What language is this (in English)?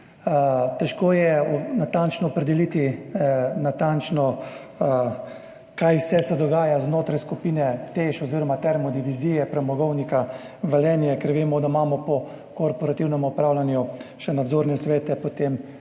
Slovenian